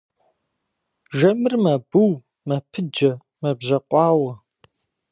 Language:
Kabardian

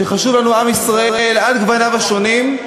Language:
Hebrew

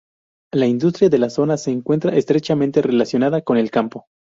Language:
Spanish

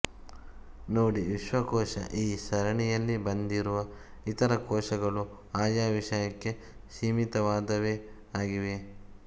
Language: Kannada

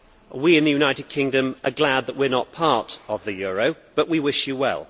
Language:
English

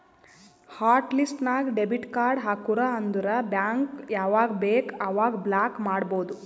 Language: Kannada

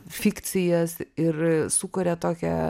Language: Lithuanian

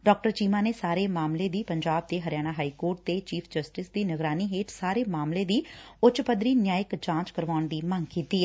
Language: Punjabi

